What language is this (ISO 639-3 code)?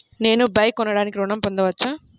tel